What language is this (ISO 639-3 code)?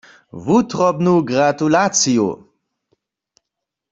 hsb